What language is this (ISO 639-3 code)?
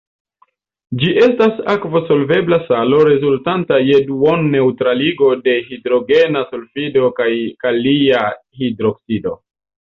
epo